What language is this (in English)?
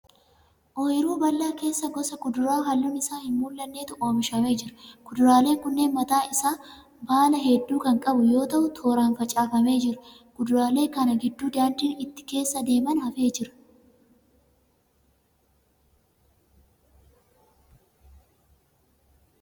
Oromo